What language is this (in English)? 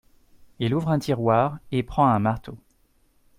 French